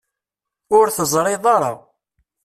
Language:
Kabyle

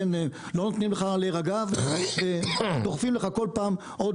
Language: Hebrew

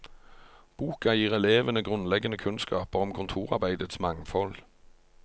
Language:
Norwegian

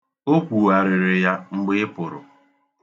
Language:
Igbo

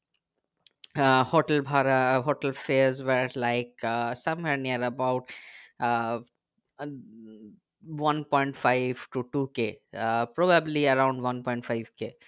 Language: Bangla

